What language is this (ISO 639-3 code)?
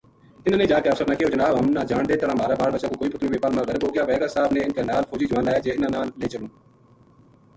gju